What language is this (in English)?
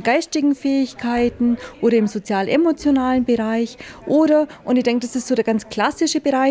German